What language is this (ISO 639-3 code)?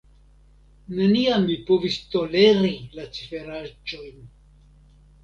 epo